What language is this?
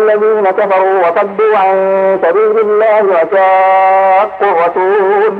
Arabic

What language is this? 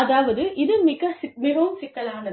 Tamil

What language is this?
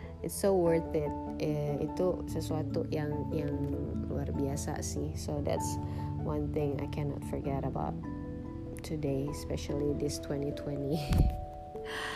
Indonesian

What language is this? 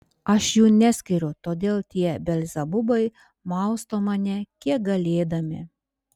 Lithuanian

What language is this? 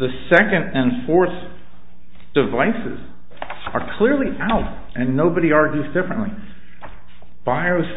English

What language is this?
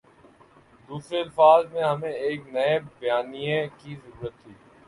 Urdu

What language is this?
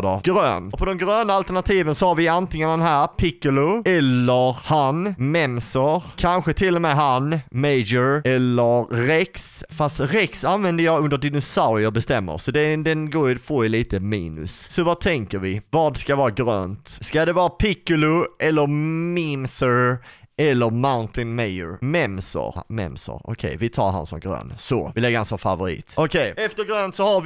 Swedish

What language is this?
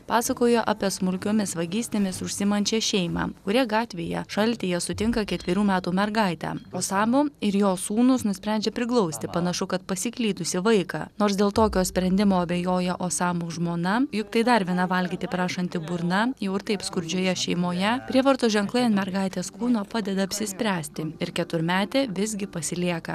Lithuanian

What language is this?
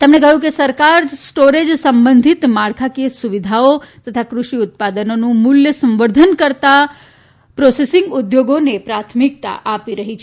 Gujarati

